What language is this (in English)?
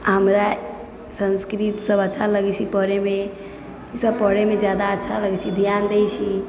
Maithili